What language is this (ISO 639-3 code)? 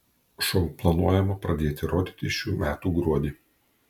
lit